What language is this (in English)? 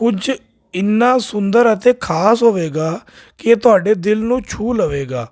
Punjabi